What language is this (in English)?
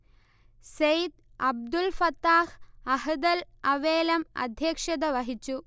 Malayalam